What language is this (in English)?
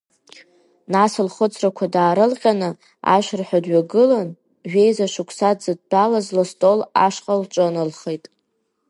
Abkhazian